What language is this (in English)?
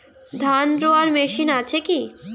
Bangla